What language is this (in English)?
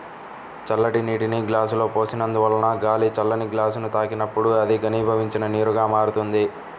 Telugu